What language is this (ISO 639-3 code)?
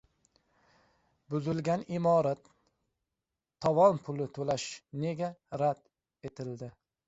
uzb